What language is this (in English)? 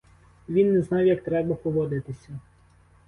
Ukrainian